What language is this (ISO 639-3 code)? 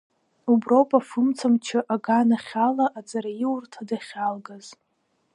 abk